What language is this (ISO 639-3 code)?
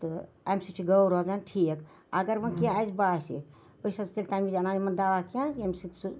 kas